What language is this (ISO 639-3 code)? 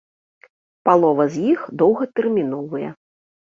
bel